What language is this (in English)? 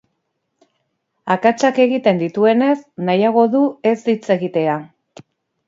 Basque